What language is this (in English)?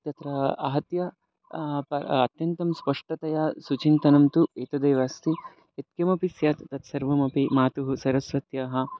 Sanskrit